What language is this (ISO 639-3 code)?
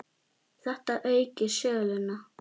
isl